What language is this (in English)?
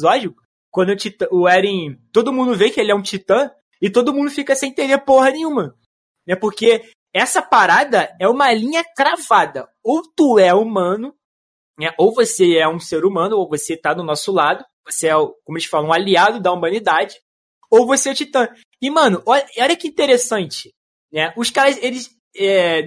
Portuguese